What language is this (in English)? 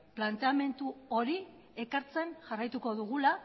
Basque